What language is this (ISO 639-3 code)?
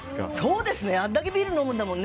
jpn